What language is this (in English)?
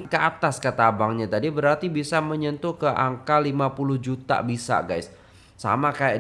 Indonesian